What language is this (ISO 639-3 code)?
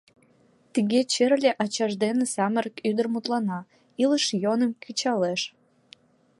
chm